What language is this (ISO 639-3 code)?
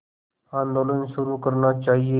hin